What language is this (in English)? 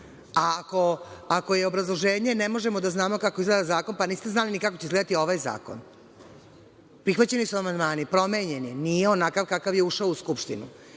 Serbian